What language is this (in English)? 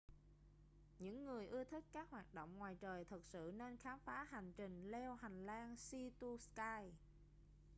Vietnamese